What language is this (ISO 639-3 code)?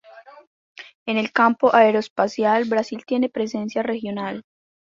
spa